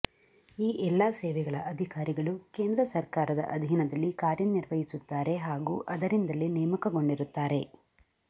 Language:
Kannada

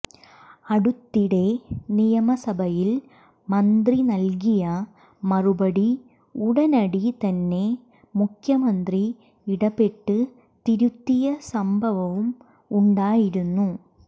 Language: Malayalam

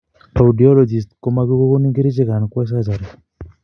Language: Kalenjin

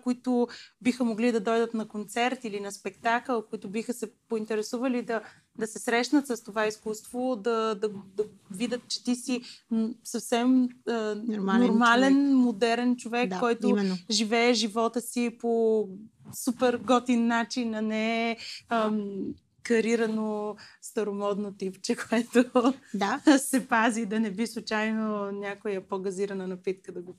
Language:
Bulgarian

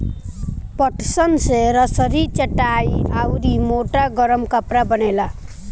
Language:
Bhojpuri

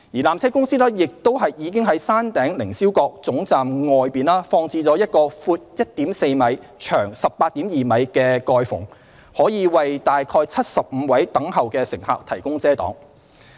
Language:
Cantonese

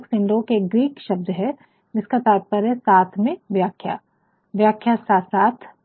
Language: Hindi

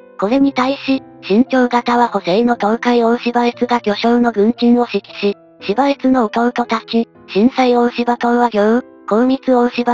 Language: Japanese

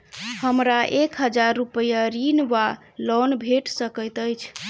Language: Maithili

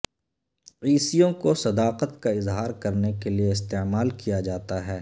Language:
Urdu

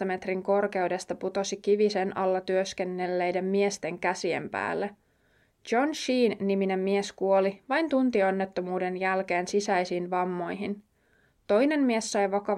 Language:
Finnish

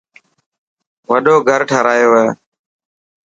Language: Dhatki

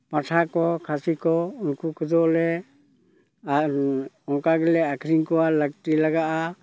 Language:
Santali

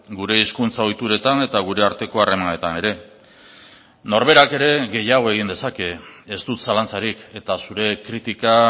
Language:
Basque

